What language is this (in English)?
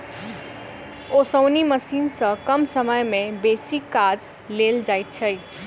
Maithili